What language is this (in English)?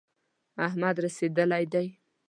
Pashto